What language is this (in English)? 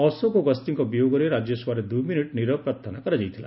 Odia